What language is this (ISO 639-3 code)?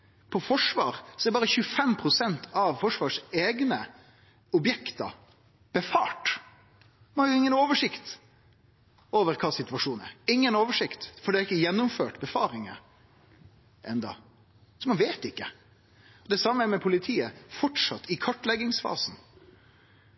nno